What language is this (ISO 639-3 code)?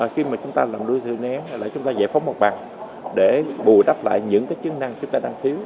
vie